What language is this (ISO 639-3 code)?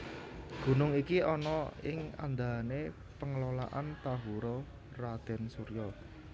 jav